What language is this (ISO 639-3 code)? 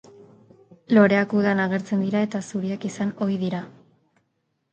eus